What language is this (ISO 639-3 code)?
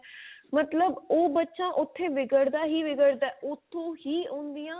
pan